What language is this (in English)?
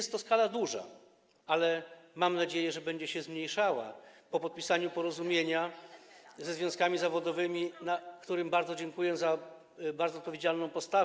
Polish